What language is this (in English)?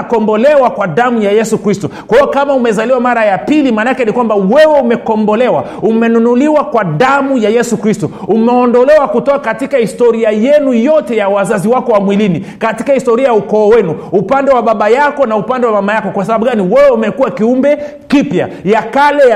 Swahili